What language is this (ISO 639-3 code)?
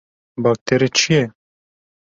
kur